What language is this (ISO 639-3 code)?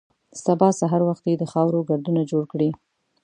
pus